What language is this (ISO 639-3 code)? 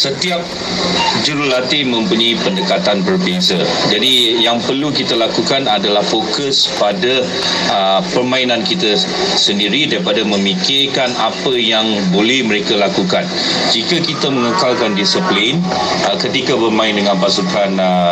msa